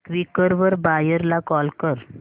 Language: Marathi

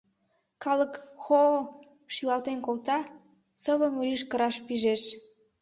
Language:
Mari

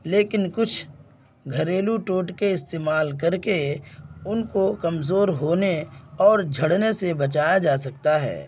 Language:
Urdu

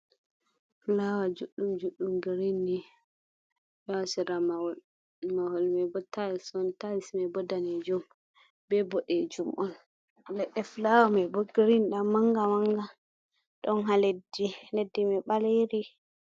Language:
Fula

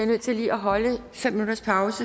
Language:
Danish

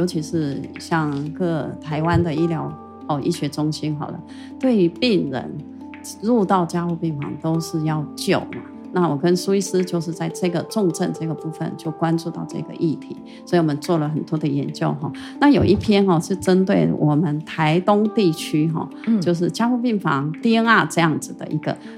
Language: Chinese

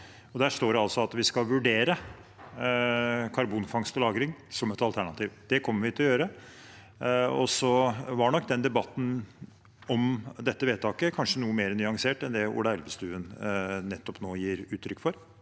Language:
Norwegian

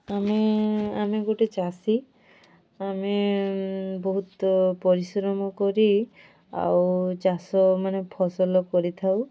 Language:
Odia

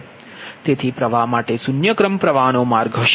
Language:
Gujarati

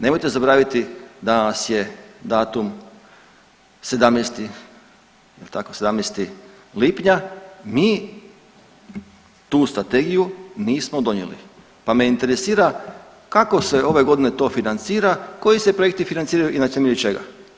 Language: Croatian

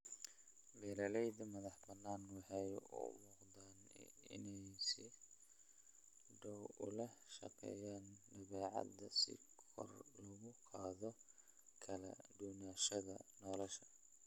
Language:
Somali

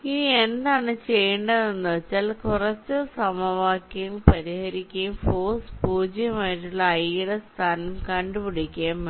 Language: Malayalam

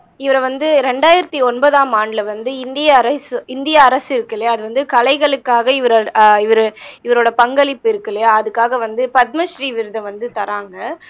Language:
Tamil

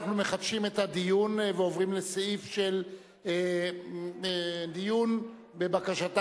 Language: Hebrew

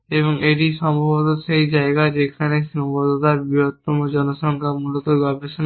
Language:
Bangla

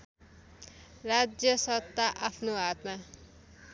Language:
Nepali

